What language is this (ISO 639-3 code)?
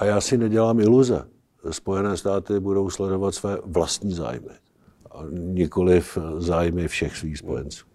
ces